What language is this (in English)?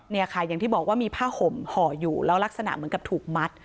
Thai